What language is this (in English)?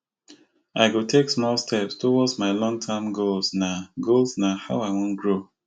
Nigerian Pidgin